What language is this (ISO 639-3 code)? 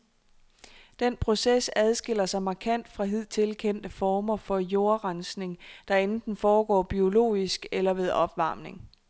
dan